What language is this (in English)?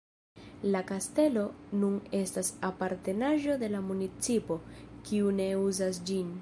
Esperanto